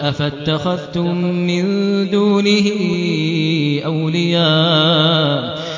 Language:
Arabic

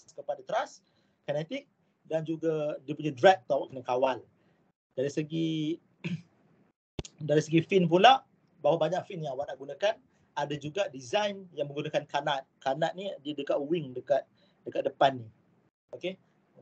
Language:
Malay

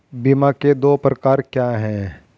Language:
Hindi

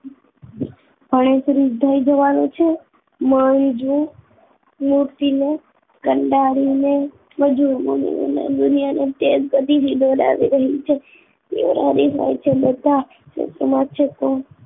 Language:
Gujarati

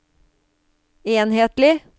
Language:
Norwegian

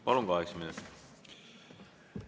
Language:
Estonian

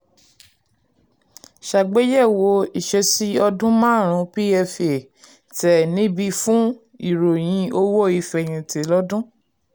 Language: Yoruba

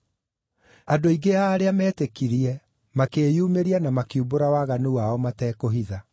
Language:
Kikuyu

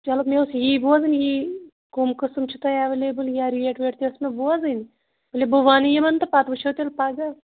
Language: Kashmiri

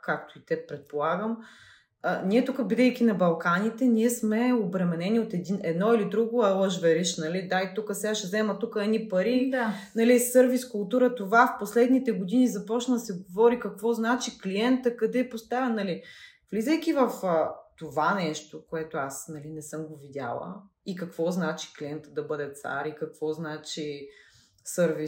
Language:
Bulgarian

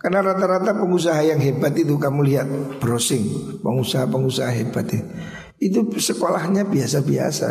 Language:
Indonesian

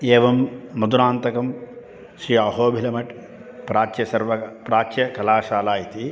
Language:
Sanskrit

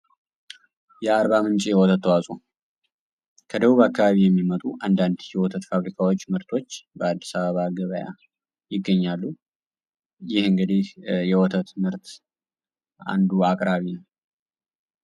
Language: Amharic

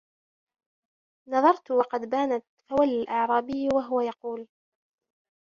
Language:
Arabic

